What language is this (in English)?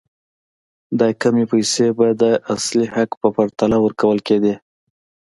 Pashto